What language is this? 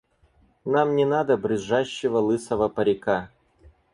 Russian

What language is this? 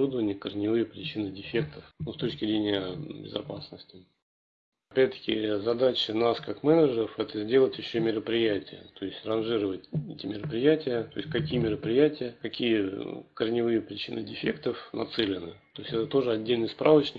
Russian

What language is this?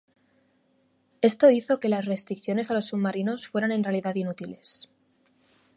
Spanish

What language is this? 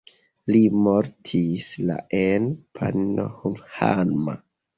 Esperanto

